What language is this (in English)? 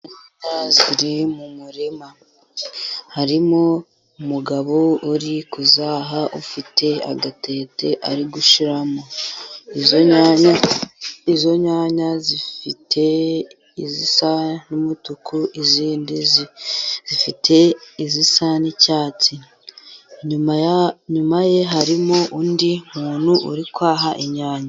Kinyarwanda